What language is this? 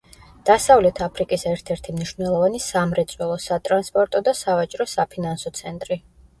Georgian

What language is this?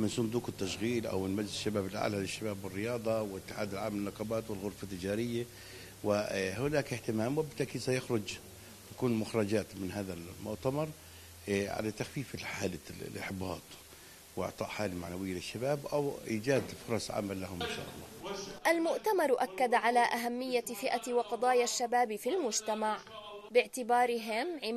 Arabic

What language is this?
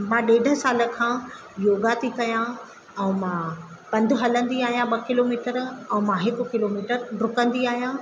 Sindhi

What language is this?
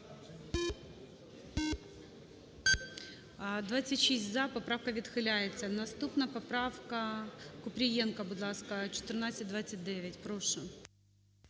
Ukrainian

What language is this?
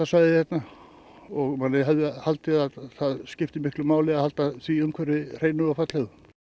Icelandic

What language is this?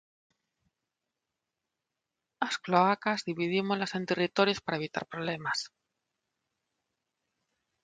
Galician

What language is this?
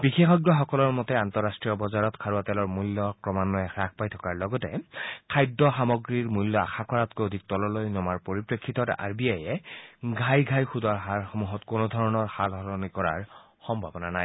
Assamese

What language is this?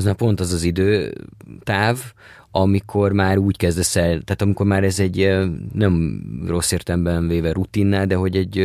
Hungarian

